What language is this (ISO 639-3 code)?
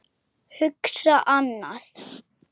isl